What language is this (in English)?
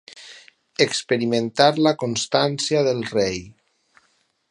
Catalan